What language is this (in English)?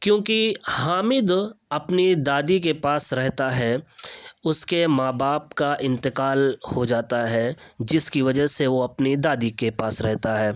Urdu